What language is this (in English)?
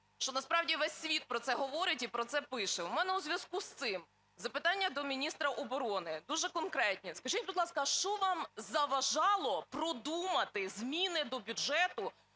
Ukrainian